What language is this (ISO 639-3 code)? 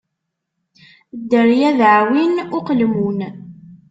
kab